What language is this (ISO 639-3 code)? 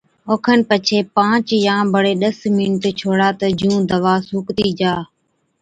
odk